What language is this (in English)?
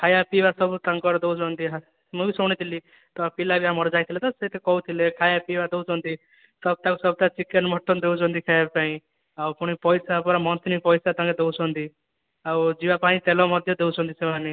Odia